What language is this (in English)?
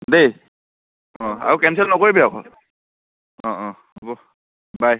Assamese